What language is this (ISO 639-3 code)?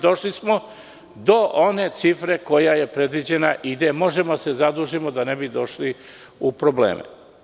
srp